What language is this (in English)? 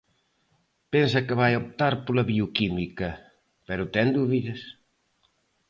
Galician